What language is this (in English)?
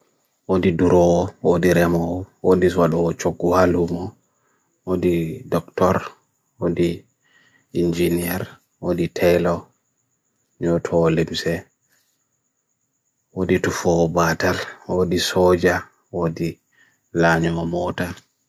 Bagirmi Fulfulde